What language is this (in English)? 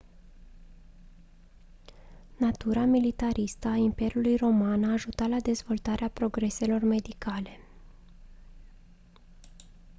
Romanian